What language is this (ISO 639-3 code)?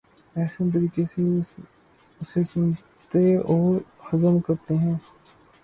urd